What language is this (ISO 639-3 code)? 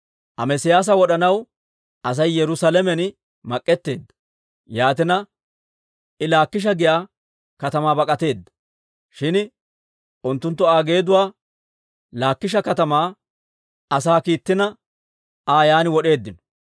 dwr